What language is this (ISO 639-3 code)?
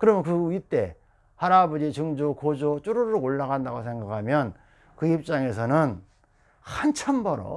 kor